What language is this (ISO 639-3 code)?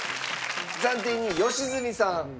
jpn